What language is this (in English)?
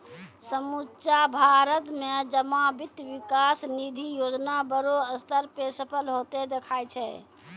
Maithili